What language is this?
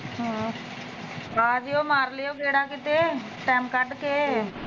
Punjabi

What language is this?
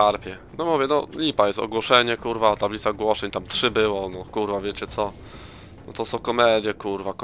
Polish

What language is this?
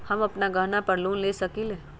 Magahi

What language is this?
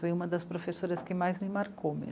Portuguese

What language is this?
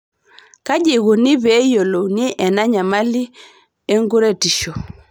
Masai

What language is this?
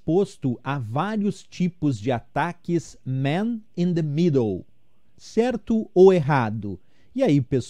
Portuguese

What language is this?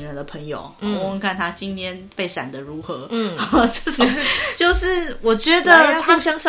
Chinese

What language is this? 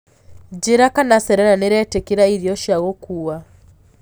Kikuyu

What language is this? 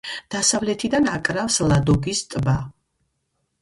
Georgian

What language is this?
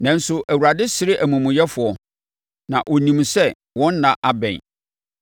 Akan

